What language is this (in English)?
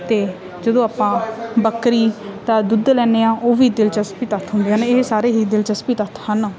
Punjabi